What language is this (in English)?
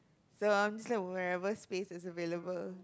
English